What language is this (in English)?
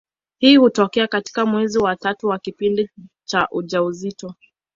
Swahili